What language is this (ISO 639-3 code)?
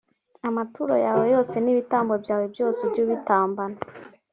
kin